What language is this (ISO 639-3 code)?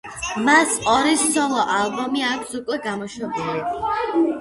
kat